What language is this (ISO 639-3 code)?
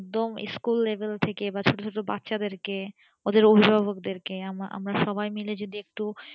ben